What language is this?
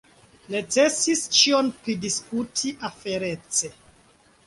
Esperanto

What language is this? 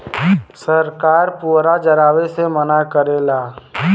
Bhojpuri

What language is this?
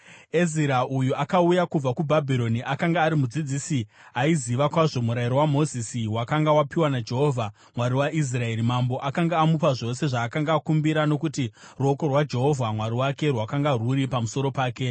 Shona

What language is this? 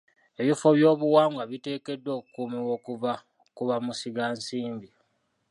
Ganda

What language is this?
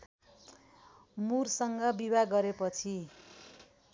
Nepali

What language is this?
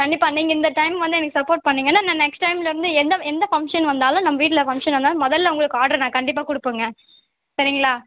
Tamil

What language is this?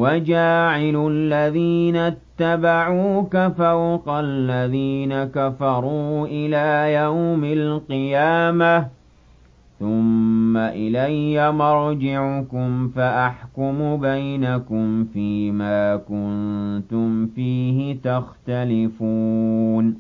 Arabic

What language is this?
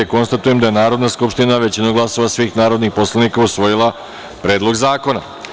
Serbian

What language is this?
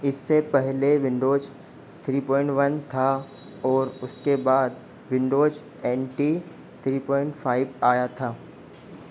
Hindi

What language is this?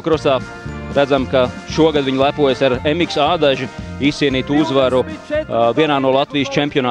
Latvian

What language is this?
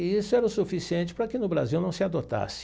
Portuguese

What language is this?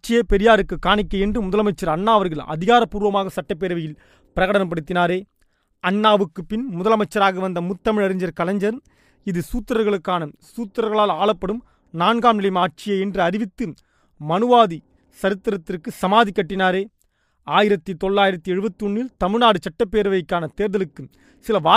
Tamil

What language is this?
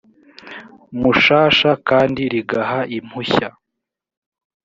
Kinyarwanda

